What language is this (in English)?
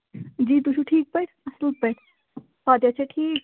Kashmiri